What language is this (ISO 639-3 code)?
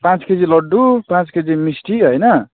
nep